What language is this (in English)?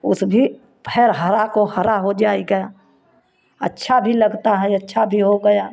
Hindi